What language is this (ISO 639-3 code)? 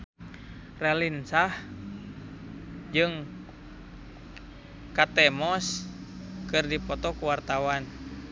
sun